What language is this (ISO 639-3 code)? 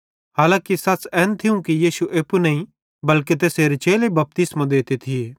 bhd